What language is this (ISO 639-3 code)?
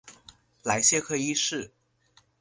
zho